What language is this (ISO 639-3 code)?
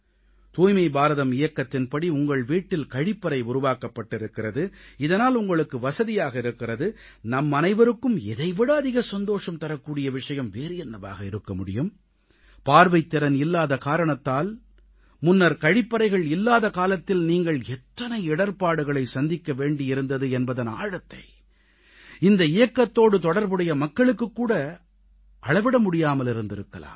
tam